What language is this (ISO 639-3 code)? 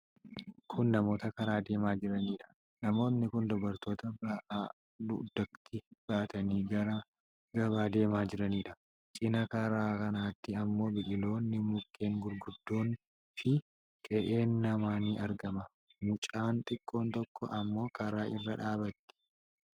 orm